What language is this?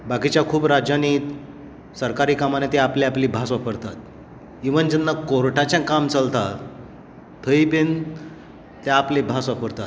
Konkani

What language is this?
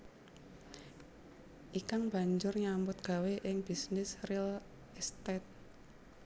Javanese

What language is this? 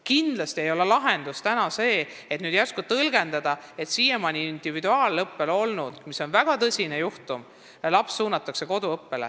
Estonian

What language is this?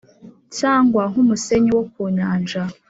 Kinyarwanda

